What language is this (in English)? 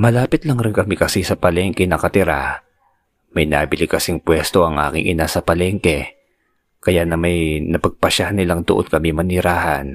Filipino